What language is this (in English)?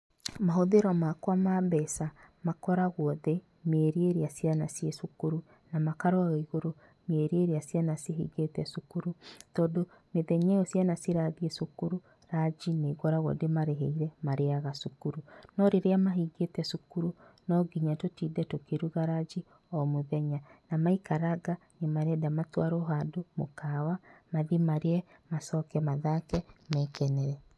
Kikuyu